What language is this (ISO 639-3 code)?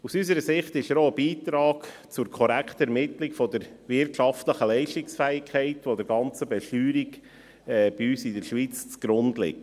gsw